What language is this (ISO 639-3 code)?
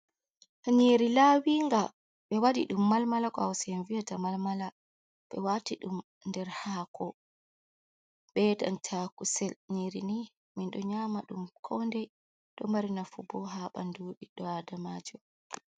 ful